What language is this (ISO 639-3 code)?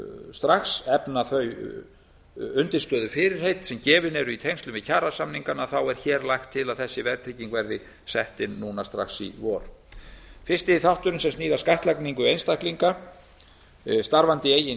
isl